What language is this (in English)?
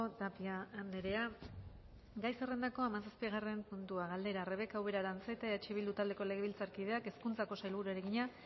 Basque